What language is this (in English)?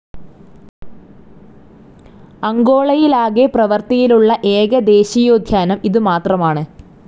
Malayalam